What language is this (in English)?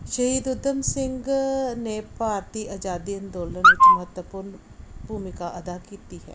Punjabi